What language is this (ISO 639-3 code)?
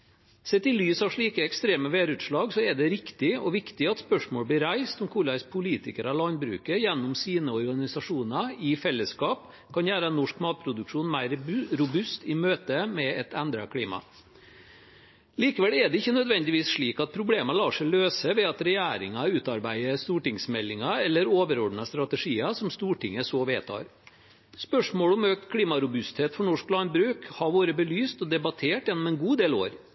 nob